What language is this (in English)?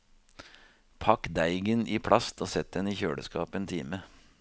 Norwegian